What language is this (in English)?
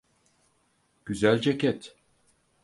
Turkish